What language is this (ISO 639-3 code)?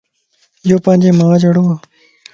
lss